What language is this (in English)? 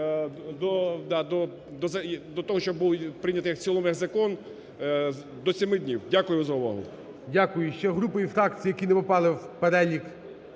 Ukrainian